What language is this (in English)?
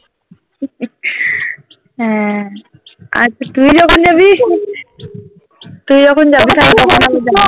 Bangla